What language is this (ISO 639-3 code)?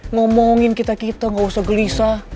ind